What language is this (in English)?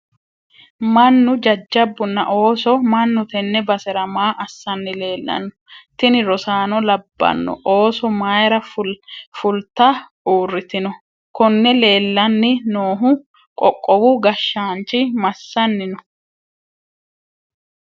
Sidamo